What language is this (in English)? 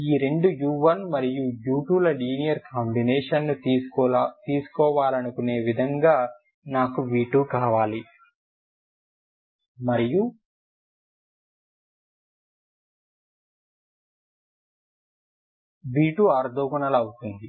Telugu